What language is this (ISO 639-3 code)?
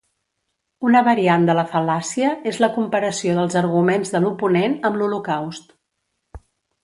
cat